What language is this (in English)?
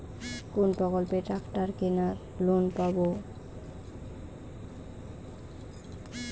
Bangla